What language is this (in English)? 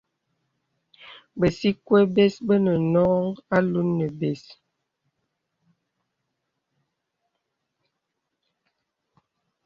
Bebele